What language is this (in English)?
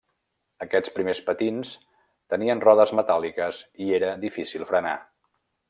Catalan